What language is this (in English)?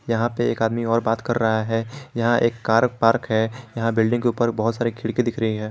Hindi